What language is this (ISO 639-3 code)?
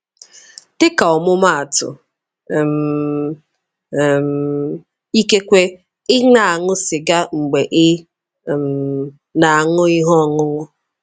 ibo